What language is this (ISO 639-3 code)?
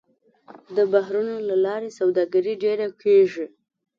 pus